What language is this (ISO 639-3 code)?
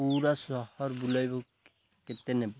ori